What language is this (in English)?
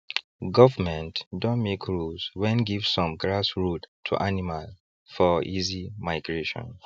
Nigerian Pidgin